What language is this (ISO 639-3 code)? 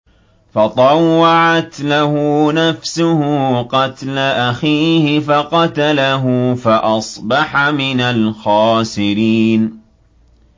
ara